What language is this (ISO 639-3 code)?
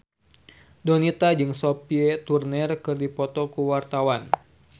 sun